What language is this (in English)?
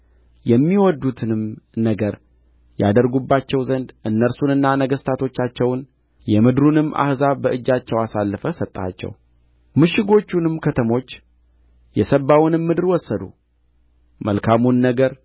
Amharic